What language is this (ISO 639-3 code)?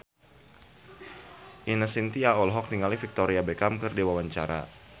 sun